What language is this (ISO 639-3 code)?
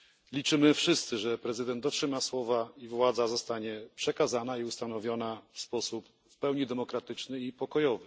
pol